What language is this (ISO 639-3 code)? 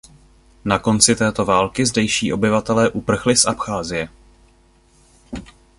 ces